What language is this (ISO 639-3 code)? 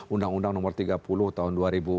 ind